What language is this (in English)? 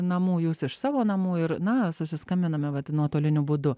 Lithuanian